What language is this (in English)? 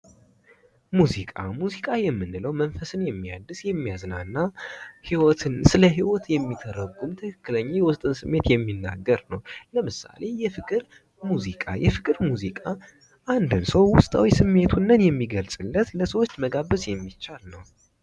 Amharic